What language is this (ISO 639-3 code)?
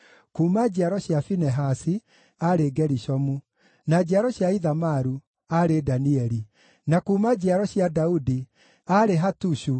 kik